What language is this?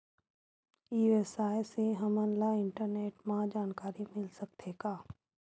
Chhattisgarhi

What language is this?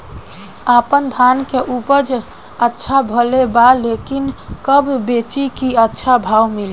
Bhojpuri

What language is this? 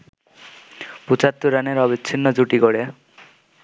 Bangla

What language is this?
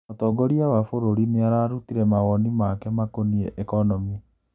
Kikuyu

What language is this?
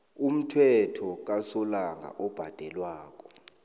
South Ndebele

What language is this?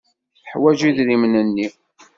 Kabyle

